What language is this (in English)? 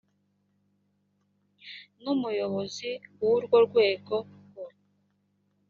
Kinyarwanda